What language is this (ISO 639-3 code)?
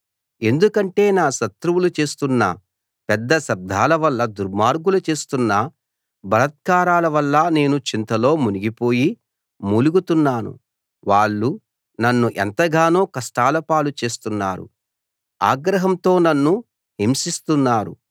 tel